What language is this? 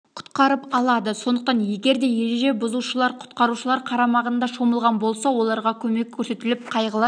Kazakh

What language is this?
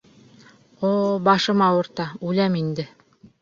Bashkir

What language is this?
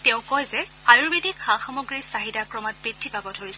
Assamese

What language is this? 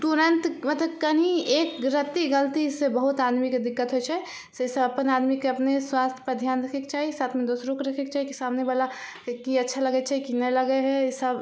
Maithili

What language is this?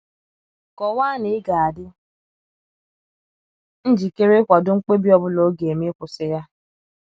Igbo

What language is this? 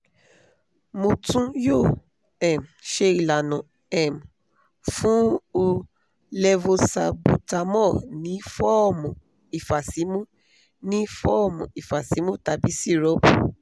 Yoruba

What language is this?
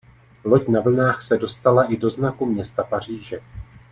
Czech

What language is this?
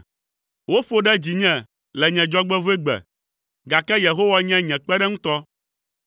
Ewe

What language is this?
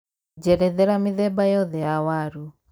Kikuyu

